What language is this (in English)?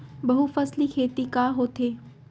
Chhattisgarhi